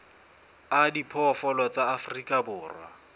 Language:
Southern Sotho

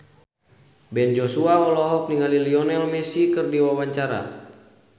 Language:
Sundanese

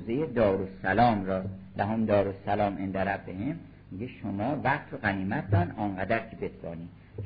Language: Persian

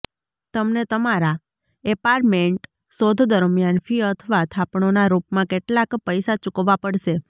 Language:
Gujarati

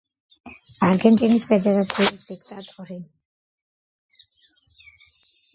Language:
Georgian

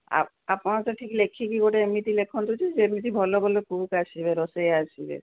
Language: Odia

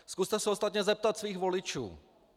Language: Czech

